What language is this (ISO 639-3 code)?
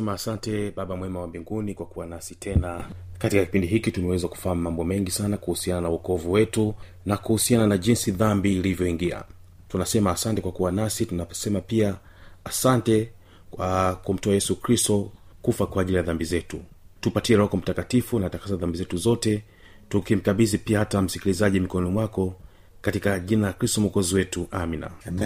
swa